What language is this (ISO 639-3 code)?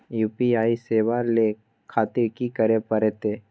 mai